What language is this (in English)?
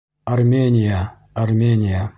Bashkir